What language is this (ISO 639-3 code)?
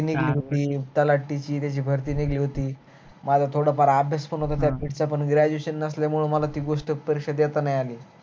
mar